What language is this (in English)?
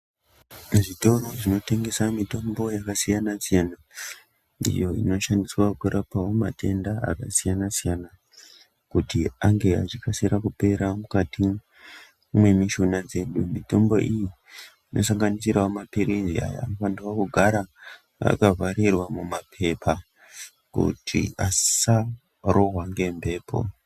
Ndau